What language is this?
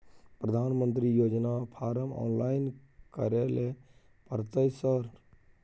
Maithili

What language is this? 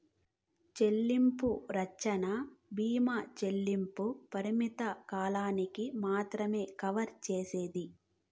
Telugu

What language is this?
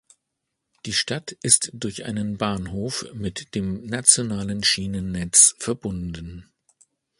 German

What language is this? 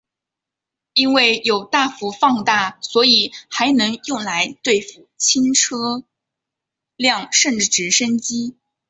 Chinese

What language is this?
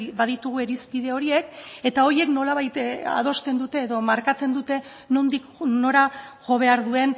Basque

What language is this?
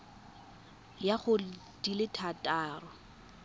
Tswana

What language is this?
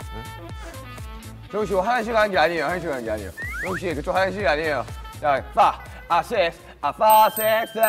Korean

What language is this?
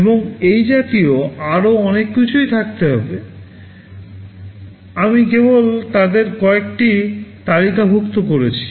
Bangla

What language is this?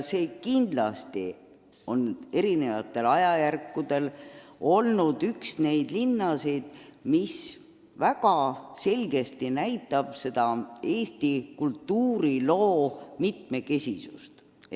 Estonian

